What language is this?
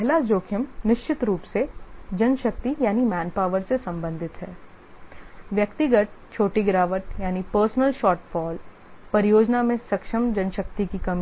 Hindi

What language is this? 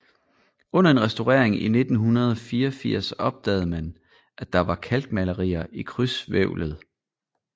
Danish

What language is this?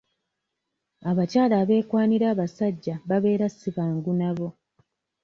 Ganda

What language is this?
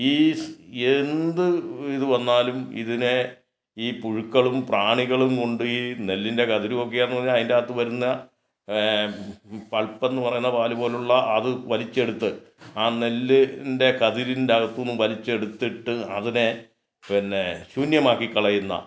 Malayalam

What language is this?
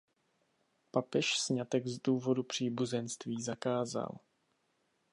Czech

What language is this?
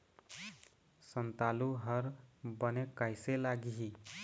Chhattisgarhi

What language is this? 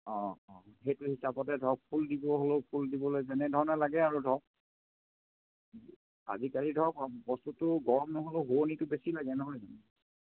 Assamese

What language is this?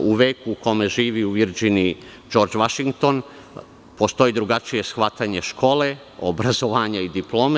Serbian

